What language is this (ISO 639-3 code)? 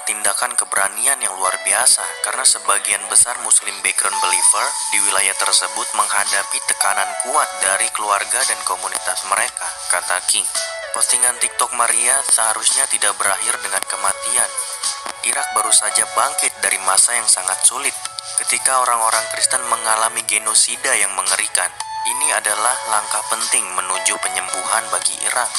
ind